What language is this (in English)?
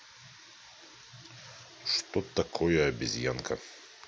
Russian